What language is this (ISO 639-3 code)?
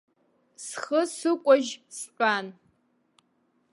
abk